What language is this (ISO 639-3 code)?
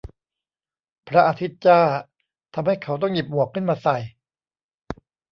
tha